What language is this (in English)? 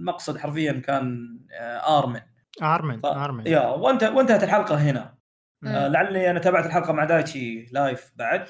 Arabic